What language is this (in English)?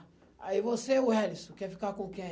Portuguese